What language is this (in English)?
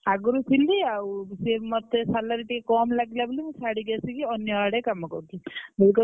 Odia